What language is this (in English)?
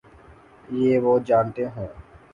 Urdu